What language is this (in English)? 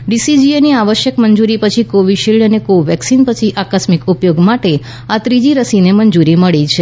Gujarati